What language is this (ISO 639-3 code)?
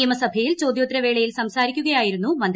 mal